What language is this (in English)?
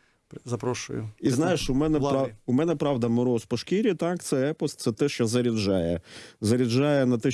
Ukrainian